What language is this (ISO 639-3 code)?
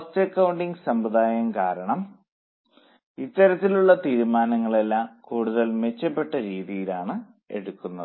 mal